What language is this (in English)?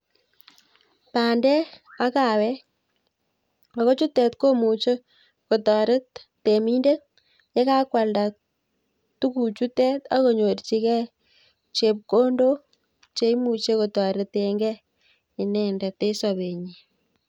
Kalenjin